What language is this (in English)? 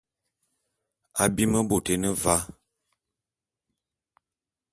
Bulu